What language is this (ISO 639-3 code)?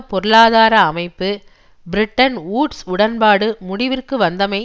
tam